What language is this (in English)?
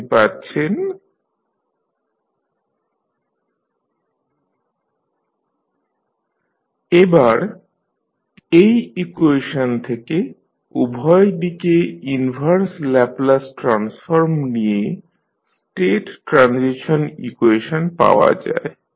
Bangla